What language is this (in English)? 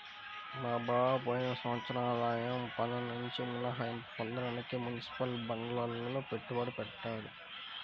Telugu